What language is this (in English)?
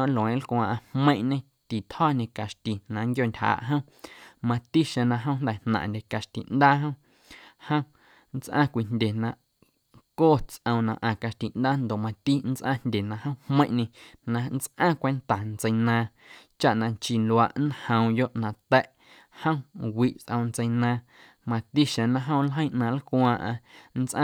Guerrero Amuzgo